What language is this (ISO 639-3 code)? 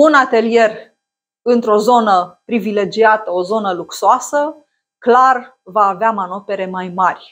ron